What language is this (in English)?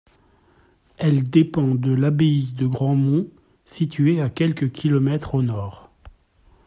French